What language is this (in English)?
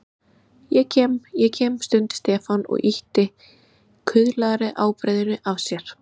Icelandic